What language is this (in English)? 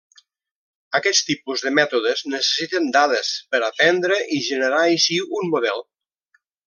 Catalan